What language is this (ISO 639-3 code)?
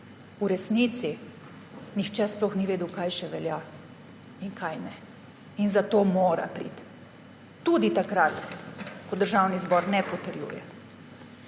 slv